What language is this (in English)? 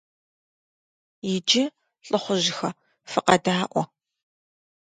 Kabardian